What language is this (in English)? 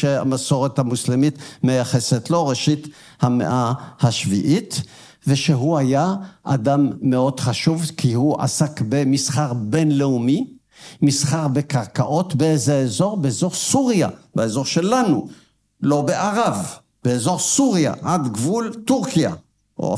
Hebrew